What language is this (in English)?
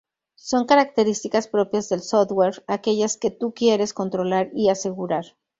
Spanish